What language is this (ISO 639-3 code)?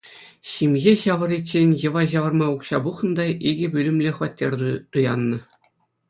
chv